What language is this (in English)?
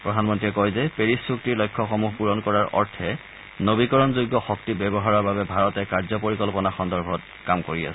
Assamese